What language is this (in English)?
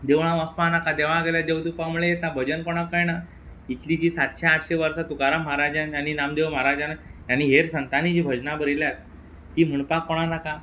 Konkani